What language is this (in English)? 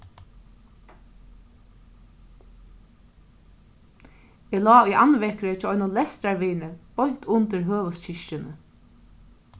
Faroese